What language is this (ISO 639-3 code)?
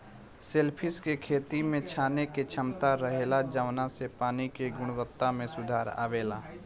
bho